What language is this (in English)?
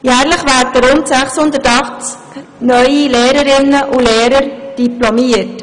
Swiss German